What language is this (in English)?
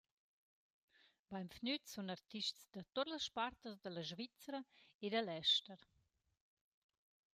Romansh